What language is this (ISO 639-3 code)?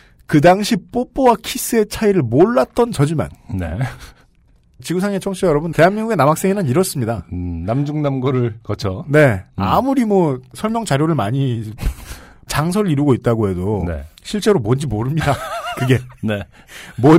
kor